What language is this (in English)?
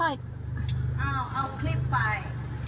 Thai